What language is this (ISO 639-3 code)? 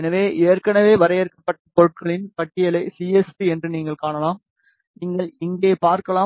tam